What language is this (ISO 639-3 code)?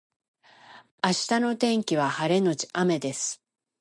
jpn